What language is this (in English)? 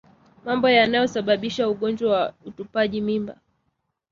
Swahili